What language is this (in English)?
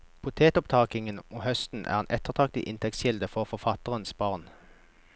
Norwegian